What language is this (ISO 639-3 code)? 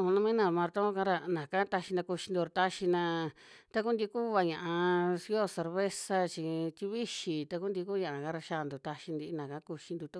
jmx